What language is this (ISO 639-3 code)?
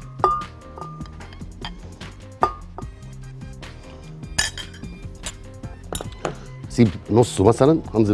ara